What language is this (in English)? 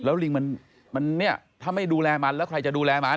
Thai